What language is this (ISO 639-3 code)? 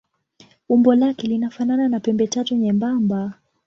swa